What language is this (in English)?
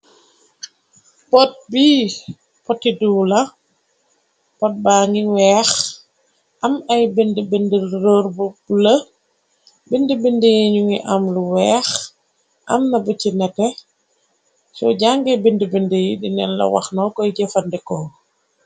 Wolof